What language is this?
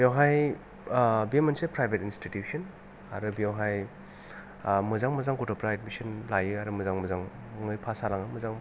Bodo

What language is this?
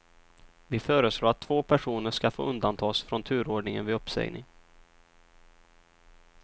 Swedish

